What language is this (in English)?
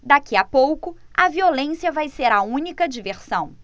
Portuguese